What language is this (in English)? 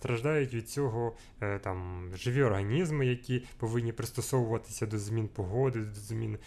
Ukrainian